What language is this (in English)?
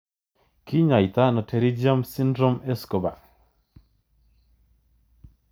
Kalenjin